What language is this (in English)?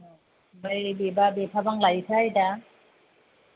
Bodo